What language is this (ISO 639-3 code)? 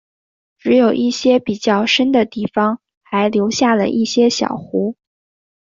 zho